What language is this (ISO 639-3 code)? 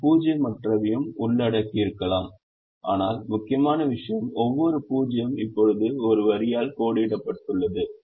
tam